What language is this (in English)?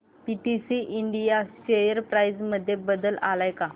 Marathi